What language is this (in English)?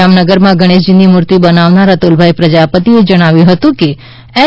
Gujarati